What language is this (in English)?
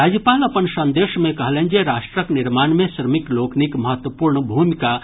Maithili